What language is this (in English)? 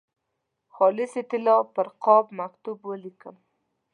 Pashto